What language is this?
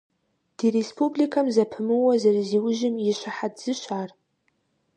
Kabardian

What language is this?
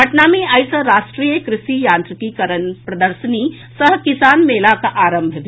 Maithili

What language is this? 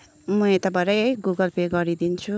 Nepali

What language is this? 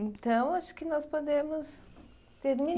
Portuguese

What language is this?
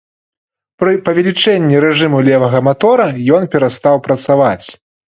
Belarusian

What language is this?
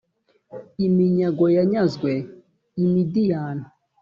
Kinyarwanda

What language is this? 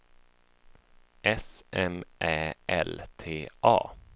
Swedish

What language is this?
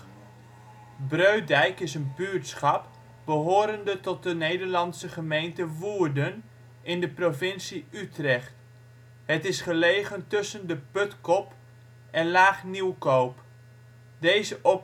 Dutch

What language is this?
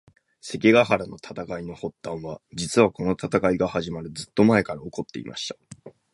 Japanese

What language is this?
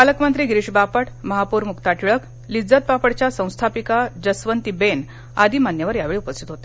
Marathi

